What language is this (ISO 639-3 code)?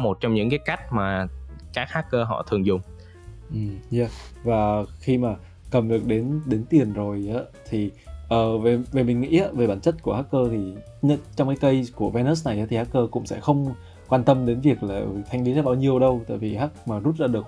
vie